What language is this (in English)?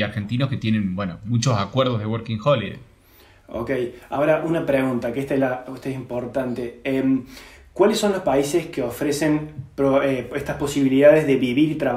Spanish